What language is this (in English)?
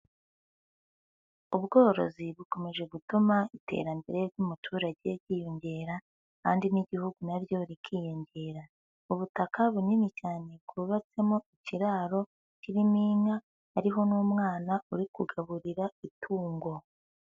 Kinyarwanda